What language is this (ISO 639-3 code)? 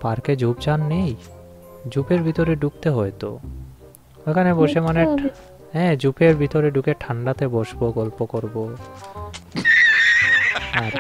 ron